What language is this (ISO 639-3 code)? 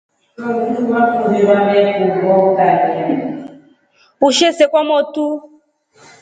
rof